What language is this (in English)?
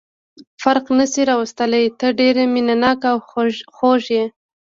Pashto